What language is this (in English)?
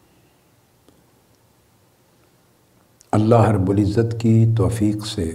Urdu